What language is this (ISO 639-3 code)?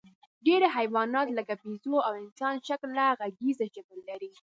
pus